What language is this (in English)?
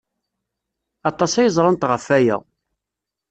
Kabyle